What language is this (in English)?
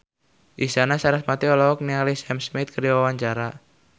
Sundanese